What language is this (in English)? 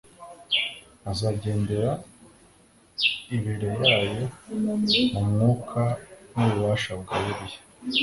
Kinyarwanda